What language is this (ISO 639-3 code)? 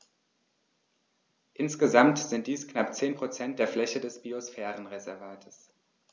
deu